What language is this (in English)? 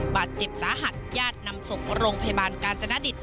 Thai